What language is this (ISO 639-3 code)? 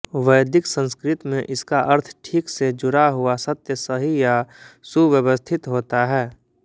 hin